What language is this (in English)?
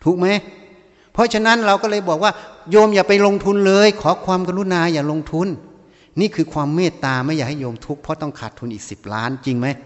Thai